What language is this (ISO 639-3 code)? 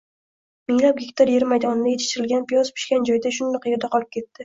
uzb